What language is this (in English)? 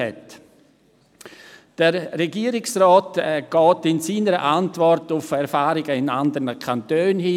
Swiss German